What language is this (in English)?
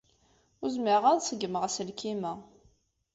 Kabyle